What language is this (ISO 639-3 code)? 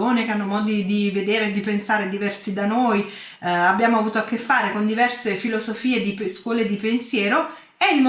ita